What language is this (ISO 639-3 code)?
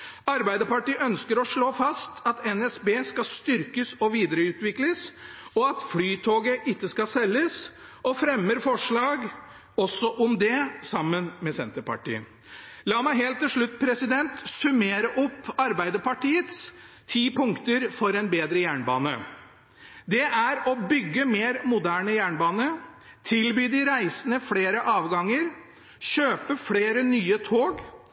nob